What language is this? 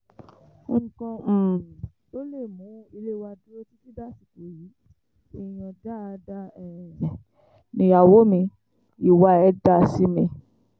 Yoruba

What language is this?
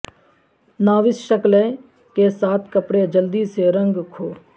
Urdu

